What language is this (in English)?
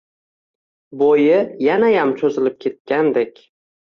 Uzbek